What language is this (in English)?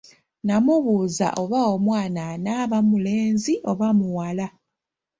Ganda